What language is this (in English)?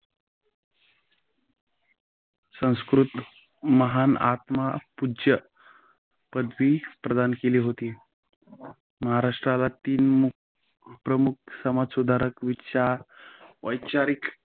Marathi